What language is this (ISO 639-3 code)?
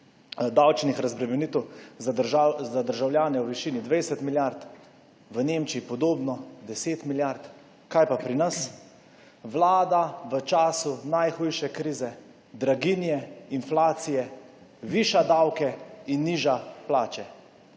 slv